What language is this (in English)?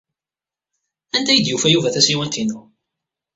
Kabyle